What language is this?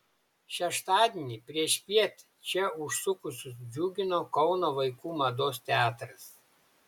Lithuanian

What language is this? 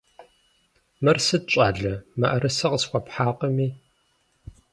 Kabardian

